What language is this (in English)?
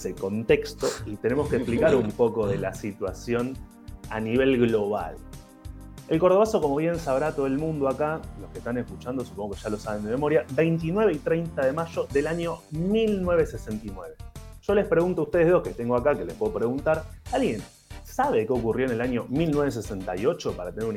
Spanish